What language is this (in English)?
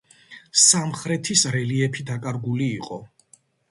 Georgian